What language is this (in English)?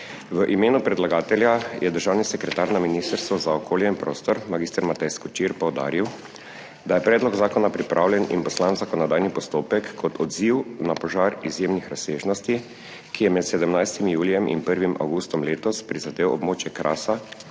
Slovenian